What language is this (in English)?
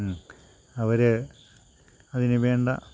Malayalam